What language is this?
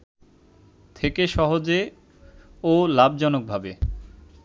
Bangla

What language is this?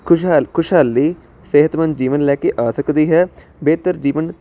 Punjabi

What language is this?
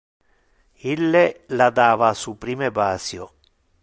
Interlingua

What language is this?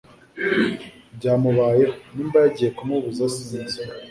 Kinyarwanda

